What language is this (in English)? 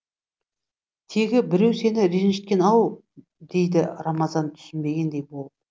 Kazakh